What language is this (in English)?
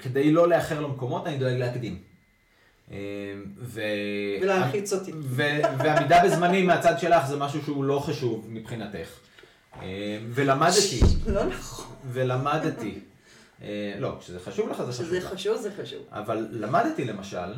Hebrew